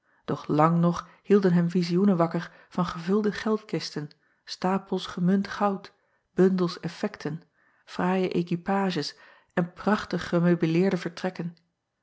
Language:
Dutch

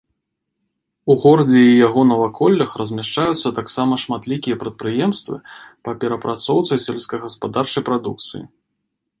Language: Belarusian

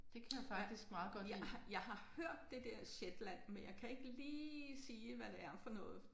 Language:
Danish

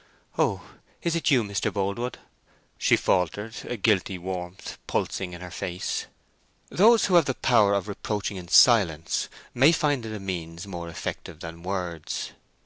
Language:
English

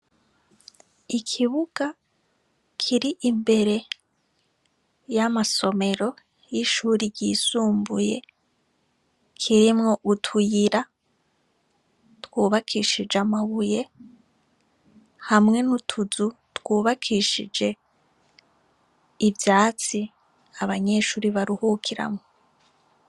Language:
Rundi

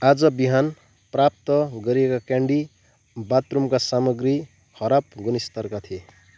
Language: Nepali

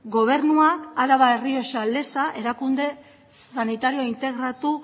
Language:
Basque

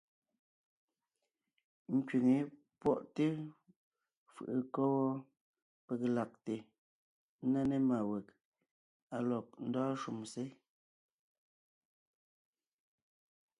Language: Ngiemboon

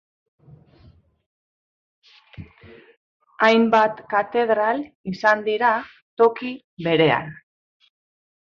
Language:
Basque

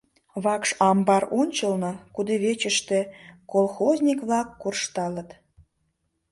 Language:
Mari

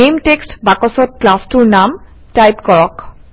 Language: Assamese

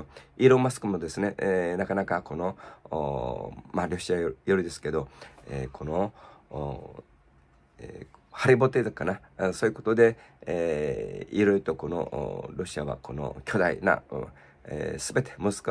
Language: Japanese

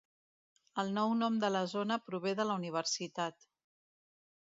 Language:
Catalan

